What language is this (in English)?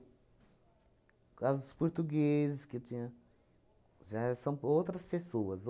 Portuguese